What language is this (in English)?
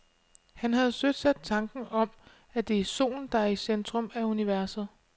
Danish